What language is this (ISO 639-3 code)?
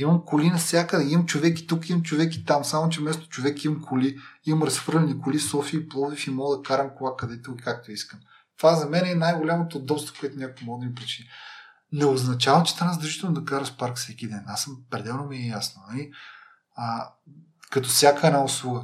bul